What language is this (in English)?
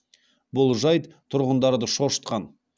Kazakh